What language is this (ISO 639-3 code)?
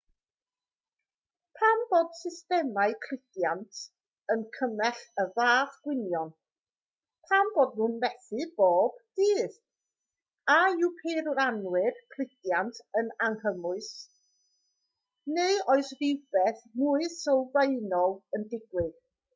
cym